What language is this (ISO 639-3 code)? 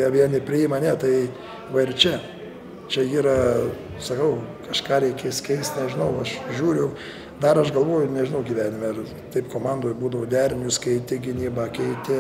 lit